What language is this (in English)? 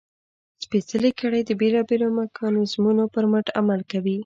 Pashto